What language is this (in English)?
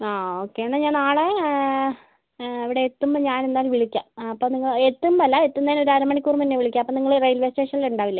Malayalam